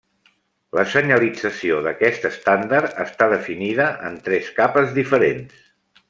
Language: Catalan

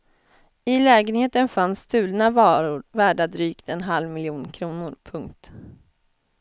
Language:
Swedish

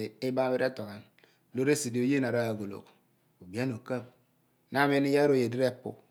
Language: Abua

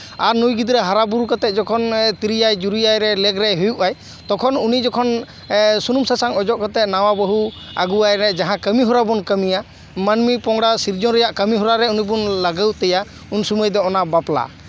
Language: Santali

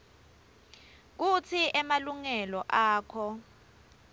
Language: Swati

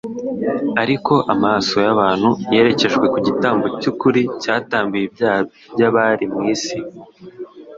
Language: Kinyarwanda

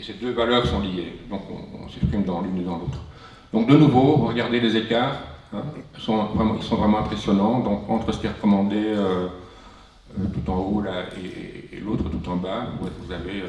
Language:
French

